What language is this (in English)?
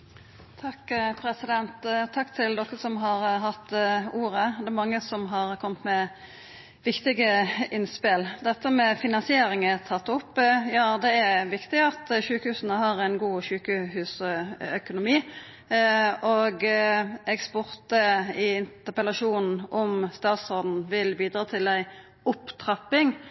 Norwegian Nynorsk